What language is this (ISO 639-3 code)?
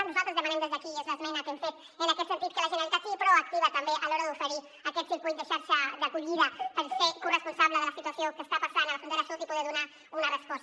cat